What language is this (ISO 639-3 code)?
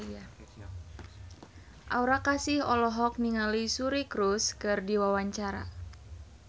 sun